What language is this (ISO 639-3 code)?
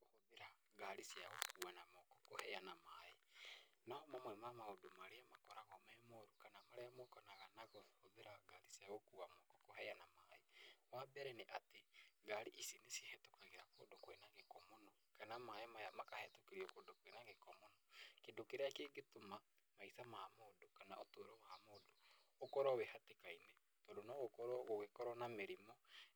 kik